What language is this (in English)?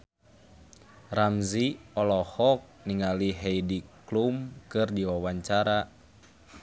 Sundanese